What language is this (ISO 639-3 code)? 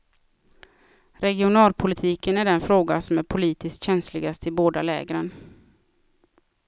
swe